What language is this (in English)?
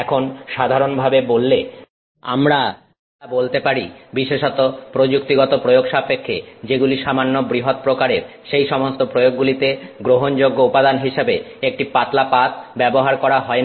Bangla